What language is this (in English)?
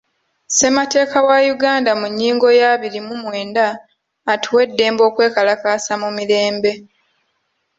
Ganda